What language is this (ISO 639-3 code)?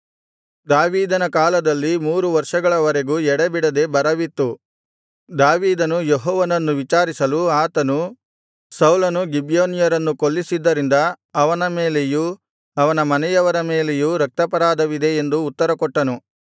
kan